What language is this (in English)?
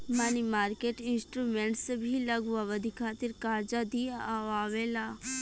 Bhojpuri